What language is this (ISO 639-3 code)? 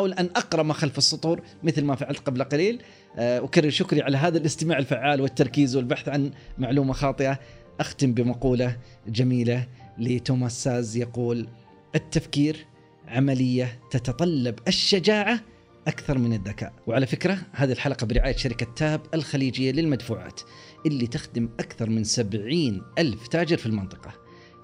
ara